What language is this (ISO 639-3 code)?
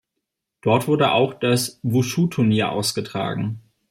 deu